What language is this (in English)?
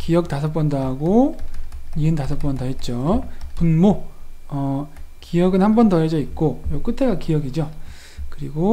Korean